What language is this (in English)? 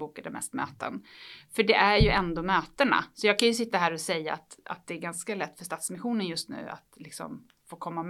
Swedish